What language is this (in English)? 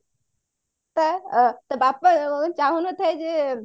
Odia